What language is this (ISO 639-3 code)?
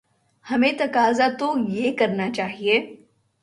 urd